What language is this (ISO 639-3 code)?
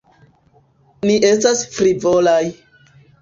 epo